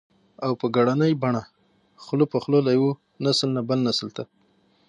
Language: Pashto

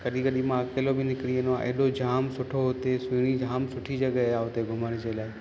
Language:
Sindhi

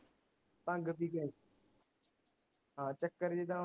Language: Punjabi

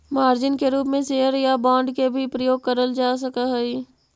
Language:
Magahi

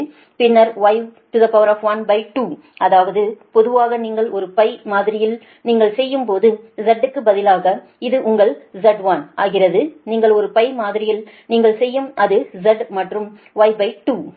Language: Tamil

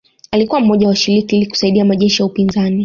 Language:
Swahili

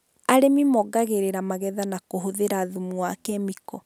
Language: Kikuyu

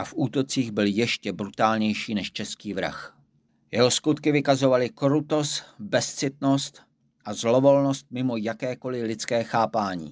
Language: Czech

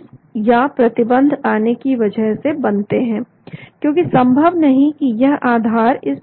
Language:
Hindi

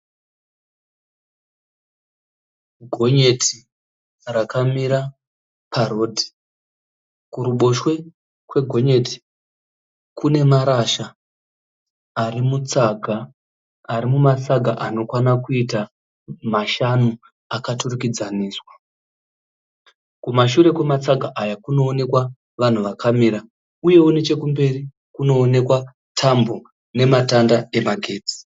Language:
Shona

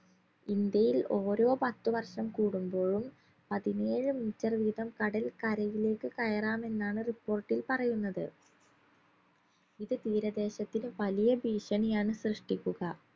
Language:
Malayalam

